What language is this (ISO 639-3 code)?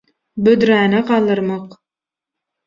tuk